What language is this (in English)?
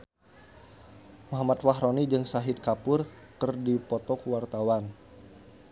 Sundanese